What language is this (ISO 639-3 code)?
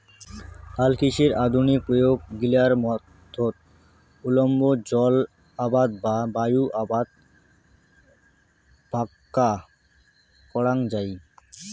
ben